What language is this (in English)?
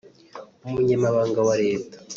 Kinyarwanda